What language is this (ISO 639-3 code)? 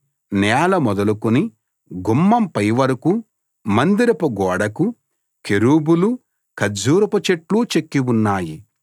tel